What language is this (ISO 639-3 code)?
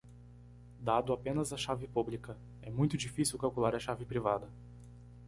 por